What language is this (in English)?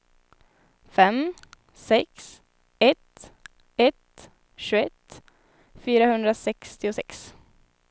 Swedish